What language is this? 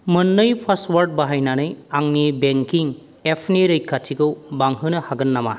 Bodo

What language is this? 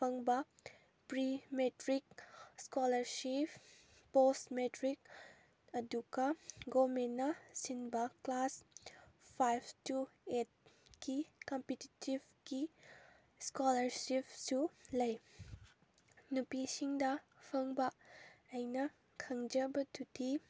Manipuri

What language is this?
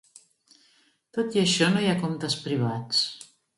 Catalan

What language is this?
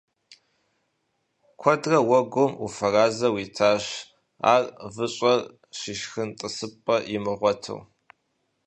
Kabardian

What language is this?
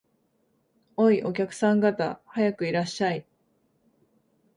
Japanese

